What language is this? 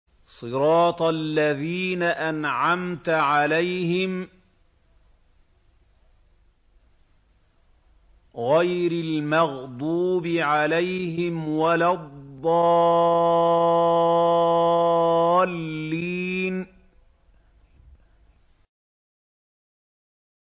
Arabic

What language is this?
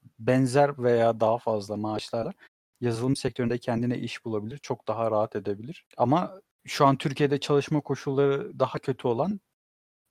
Turkish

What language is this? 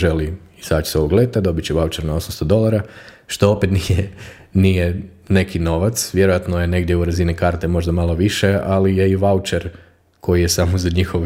Croatian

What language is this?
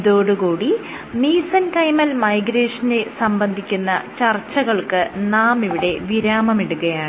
Malayalam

